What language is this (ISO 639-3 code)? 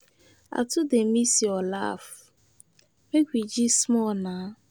pcm